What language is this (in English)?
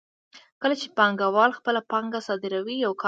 Pashto